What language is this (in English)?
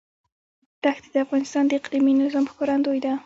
Pashto